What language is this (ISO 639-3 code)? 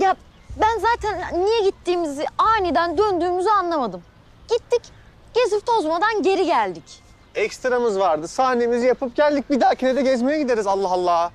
tur